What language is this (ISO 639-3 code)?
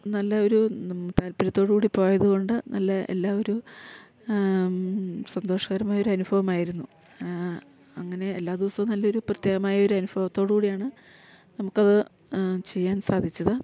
mal